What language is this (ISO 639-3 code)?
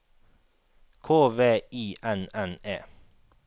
nor